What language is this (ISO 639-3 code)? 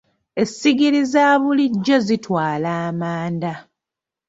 lug